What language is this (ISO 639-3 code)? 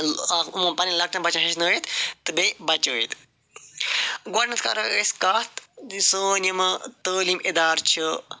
kas